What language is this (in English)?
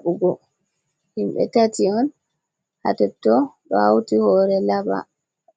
Fula